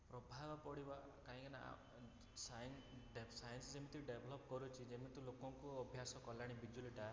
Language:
Odia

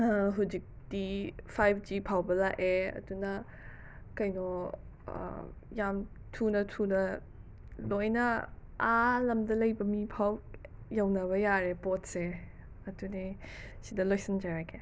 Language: Manipuri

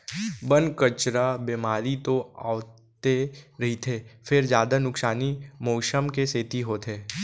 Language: Chhattisgarhi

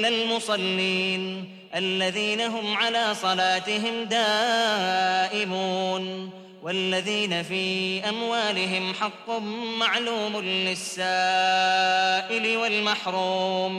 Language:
Arabic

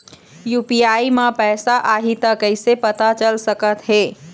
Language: Chhattisgarhi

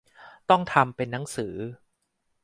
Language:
Thai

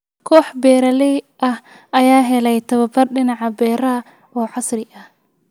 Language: Somali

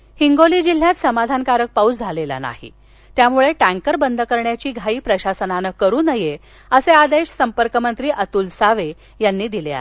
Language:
Marathi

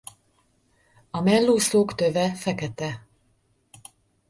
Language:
Hungarian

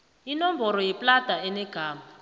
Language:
South Ndebele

